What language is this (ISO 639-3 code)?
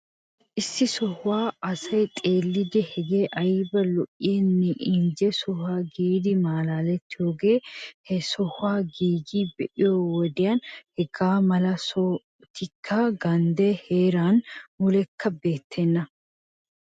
wal